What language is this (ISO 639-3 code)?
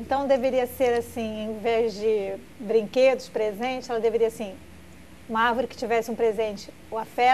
por